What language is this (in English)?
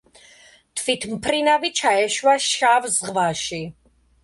Georgian